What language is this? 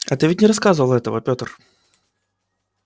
Russian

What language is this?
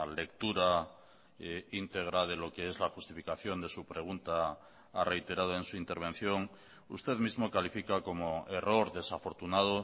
Spanish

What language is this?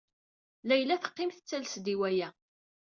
Kabyle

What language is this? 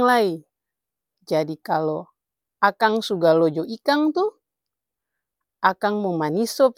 Ambonese Malay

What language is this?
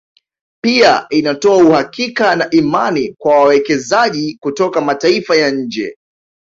Swahili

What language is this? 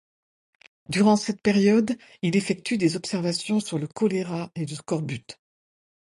French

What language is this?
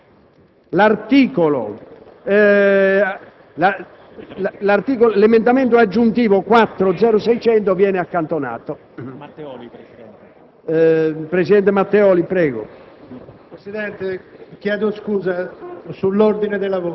Italian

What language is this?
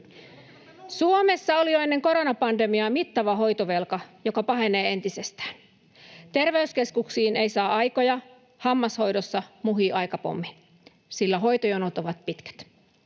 Finnish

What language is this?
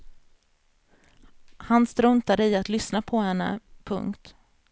Swedish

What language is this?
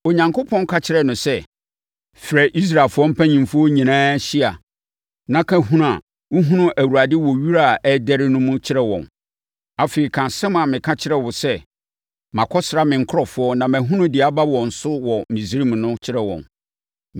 Akan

